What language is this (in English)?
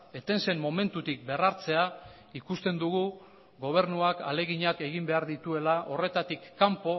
Basque